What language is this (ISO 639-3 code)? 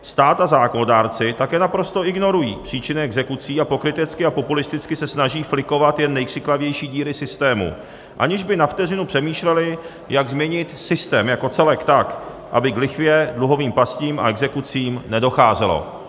ces